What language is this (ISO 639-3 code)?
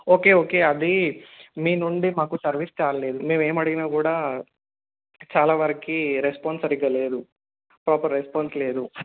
tel